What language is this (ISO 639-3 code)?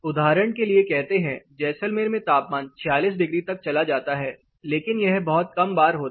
hin